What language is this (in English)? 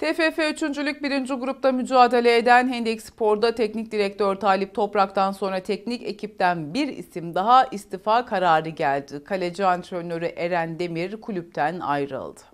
Turkish